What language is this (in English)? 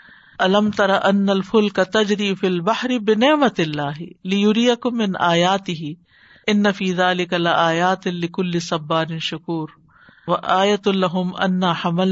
Urdu